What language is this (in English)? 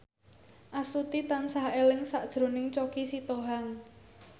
Javanese